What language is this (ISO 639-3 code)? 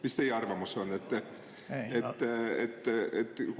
est